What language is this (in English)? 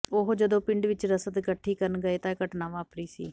Punjabi